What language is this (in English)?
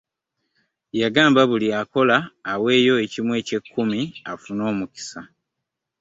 Ganda